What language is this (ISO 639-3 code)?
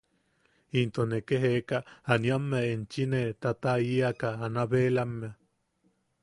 yaq